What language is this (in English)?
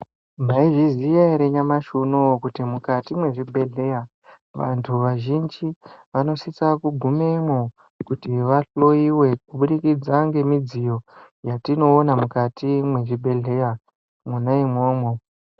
Ndau